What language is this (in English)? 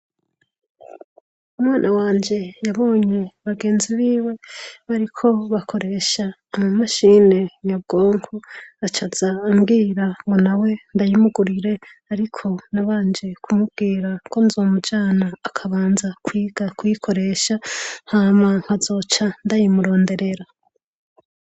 Rundi